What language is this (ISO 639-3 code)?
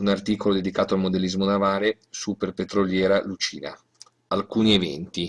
ita